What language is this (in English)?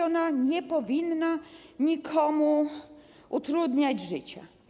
Polish